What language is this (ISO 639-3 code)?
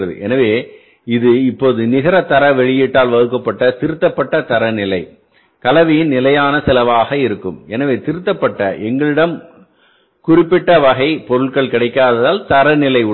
tam